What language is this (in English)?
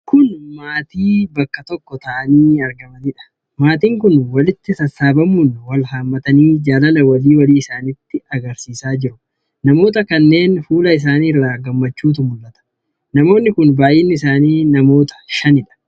Oromo